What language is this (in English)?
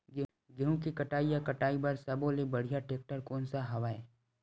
Chhattisgarhi